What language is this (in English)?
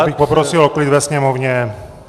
Czech